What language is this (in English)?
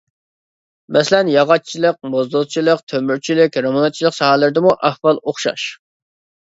Uyghur